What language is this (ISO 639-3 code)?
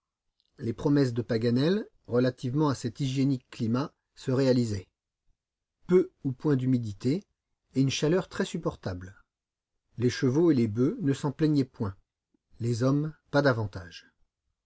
fra